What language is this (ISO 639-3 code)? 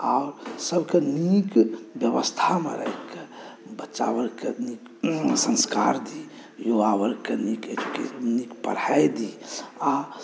mai